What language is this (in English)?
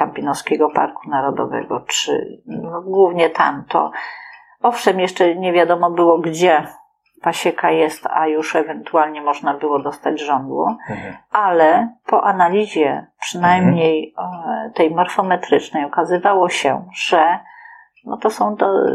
Polish